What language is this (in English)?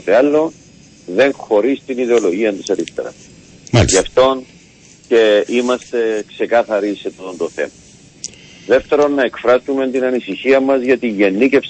Greek